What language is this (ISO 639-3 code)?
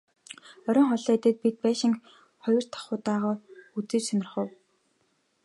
mon